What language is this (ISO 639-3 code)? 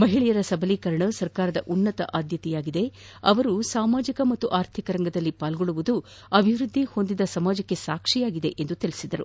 kan